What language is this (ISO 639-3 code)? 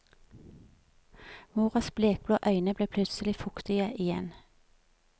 nor